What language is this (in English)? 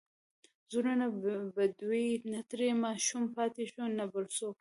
Pashto